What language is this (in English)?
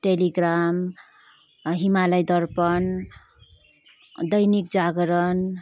Nepali